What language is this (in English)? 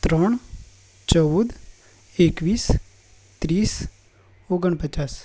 Gujarati